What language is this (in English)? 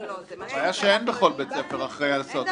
Hebrew